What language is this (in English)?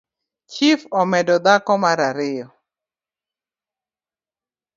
Luo (Kenya and Tanzania)